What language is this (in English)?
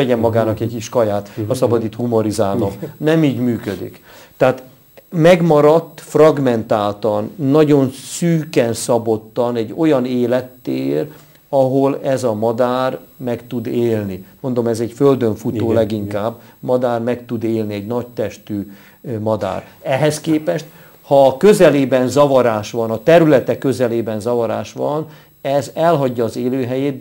Hungarian